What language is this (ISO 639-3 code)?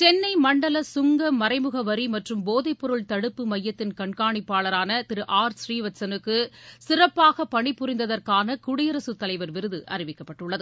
tam